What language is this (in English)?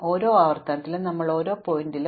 Malayalam